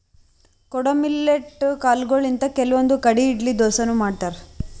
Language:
Kannada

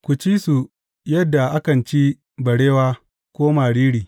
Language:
Hausa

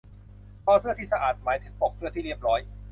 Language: Thai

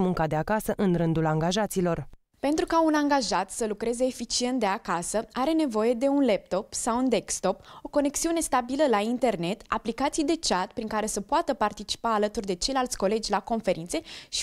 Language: Romanian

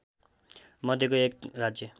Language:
Nepali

